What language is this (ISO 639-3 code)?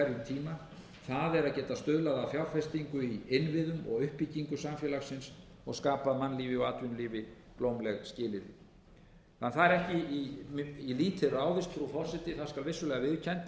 isl